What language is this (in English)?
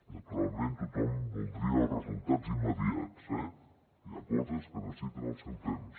Catalan